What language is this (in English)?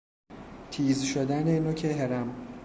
Persian